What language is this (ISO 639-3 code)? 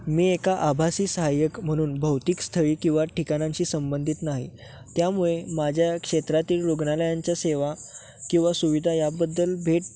mar